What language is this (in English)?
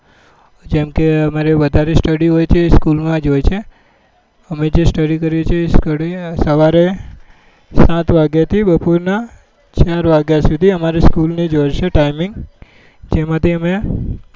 Gujarati